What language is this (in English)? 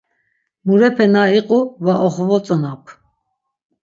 Laz